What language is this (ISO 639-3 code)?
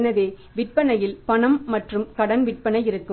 tam